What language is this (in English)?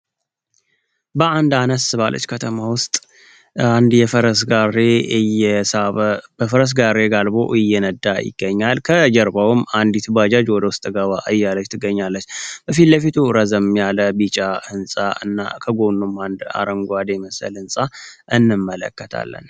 Amharic